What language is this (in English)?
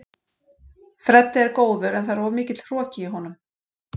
Icelandic